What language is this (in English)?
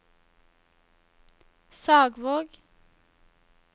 Norwegian